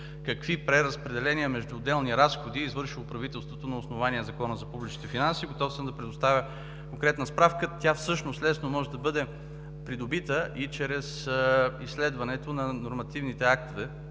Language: Bulgarian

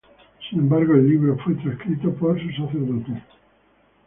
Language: Spanish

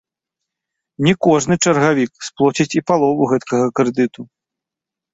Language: Belarusian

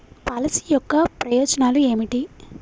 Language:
Telugu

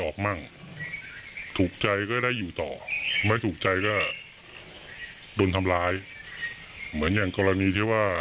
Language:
Thai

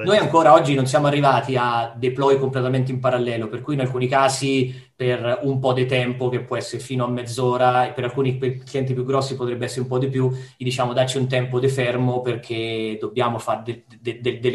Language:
Italian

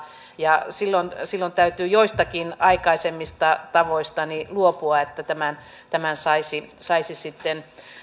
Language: Finnish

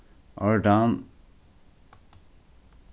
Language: Faroese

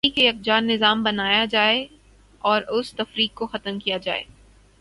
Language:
Urdu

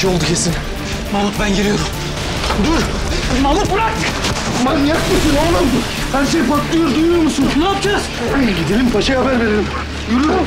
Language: Turkish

